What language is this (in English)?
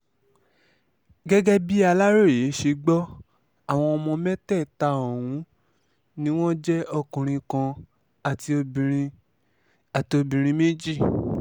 Yoruba